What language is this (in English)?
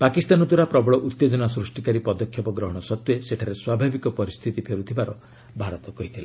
Odia